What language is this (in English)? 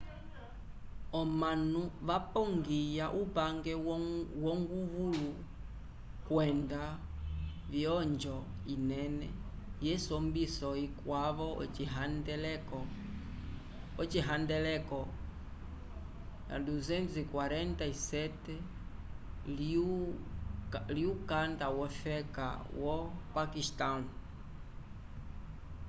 Umbundu